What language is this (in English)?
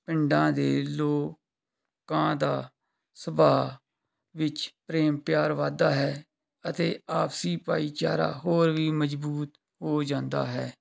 Punjabi